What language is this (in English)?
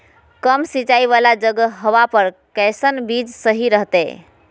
Magahi